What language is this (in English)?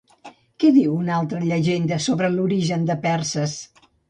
Catalan